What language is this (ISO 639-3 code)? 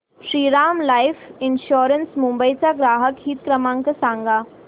mar